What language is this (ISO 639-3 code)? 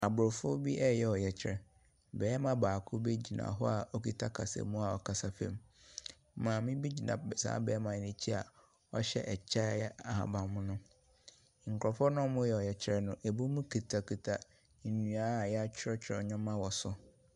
aka